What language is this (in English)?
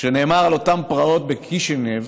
Hebrew